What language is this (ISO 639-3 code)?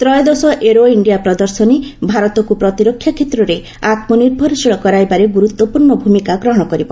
ori